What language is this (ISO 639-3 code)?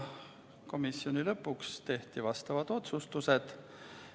est